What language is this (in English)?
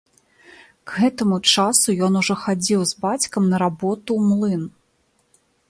Belarusian